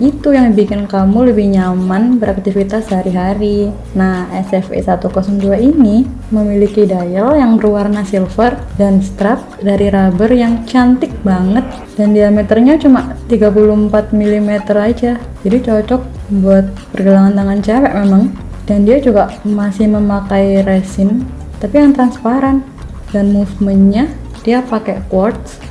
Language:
Indonesian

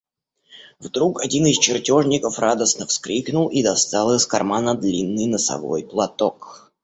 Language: Russian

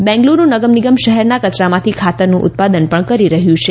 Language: Gujarati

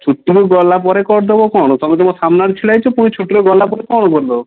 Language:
Odia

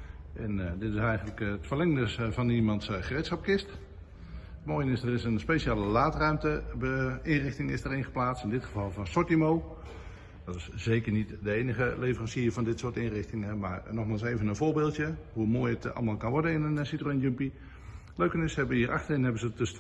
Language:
Dutch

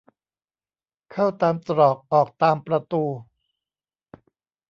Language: Thai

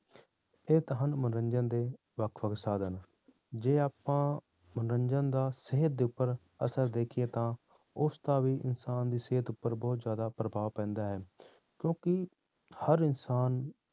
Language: Punjabi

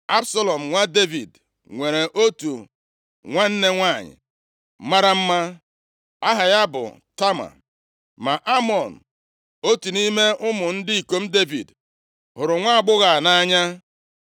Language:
Igbo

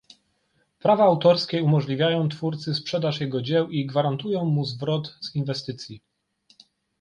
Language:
Polish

